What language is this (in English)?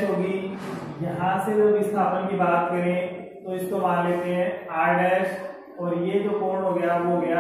Hindi